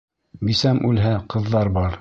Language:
Bashkir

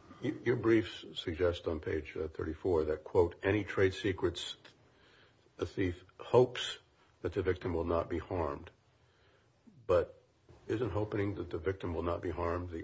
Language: English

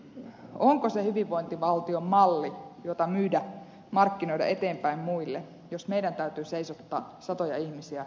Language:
Finnish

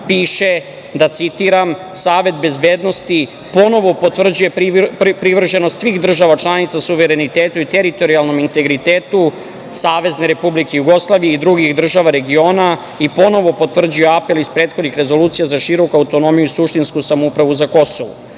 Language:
Serbian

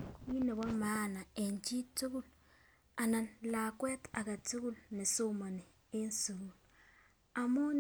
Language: Kalenjin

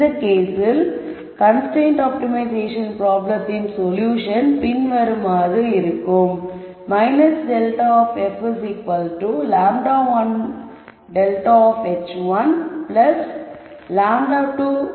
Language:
Tamil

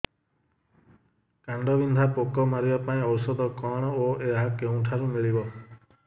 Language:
Odia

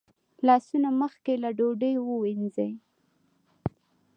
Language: Pashto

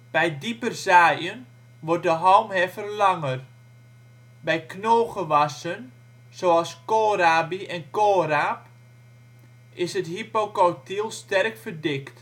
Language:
Dutch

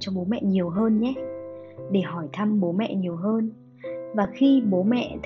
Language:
Vietnamese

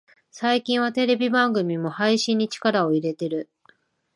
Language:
Japanese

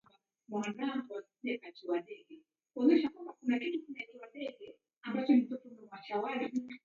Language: Taita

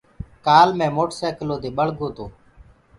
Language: Gurgula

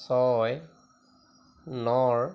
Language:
Assamese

